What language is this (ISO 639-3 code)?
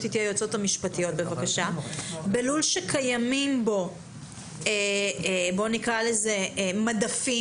heb